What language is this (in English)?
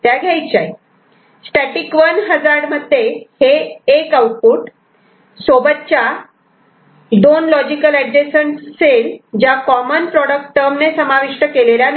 Marathi